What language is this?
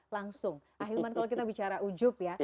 Indonesian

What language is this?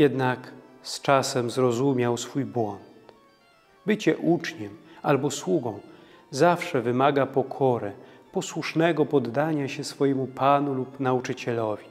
Polish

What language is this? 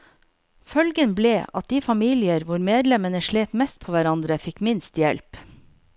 Norwegian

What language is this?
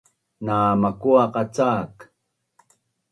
Bunun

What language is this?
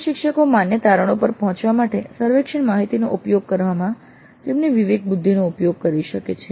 Gujarati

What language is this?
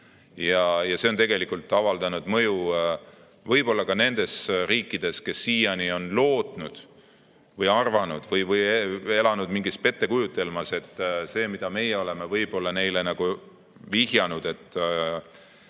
Estonian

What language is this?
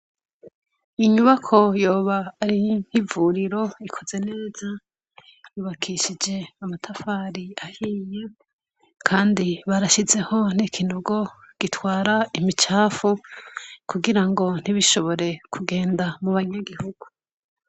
Rundi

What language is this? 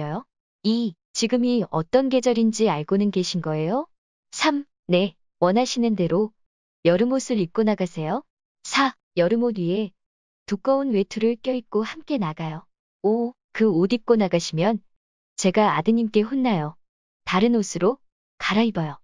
Korean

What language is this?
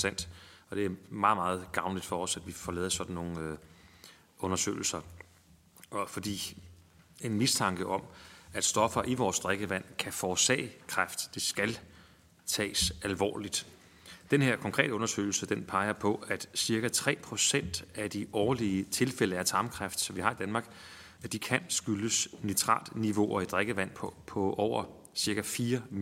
Danish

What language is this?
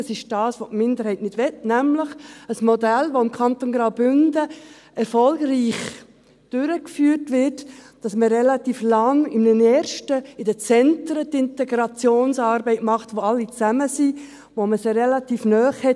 Swiss German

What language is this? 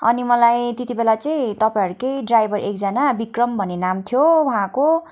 Nepali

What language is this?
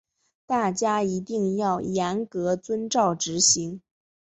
Chinese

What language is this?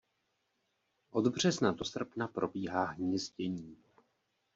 Czech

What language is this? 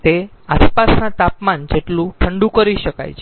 Gujarati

